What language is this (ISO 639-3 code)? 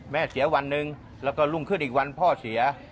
tha